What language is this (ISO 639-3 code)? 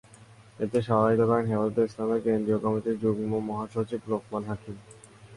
ben